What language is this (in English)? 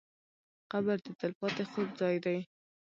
Pashto